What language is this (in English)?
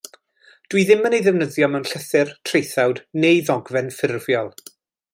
Welsh